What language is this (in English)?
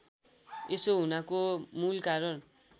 Nepali